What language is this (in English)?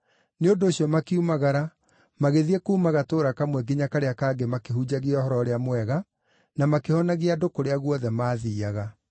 Kikuyu